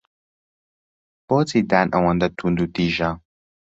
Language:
Central Kurdish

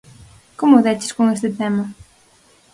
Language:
Galician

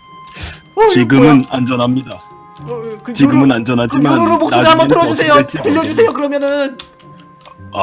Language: Korean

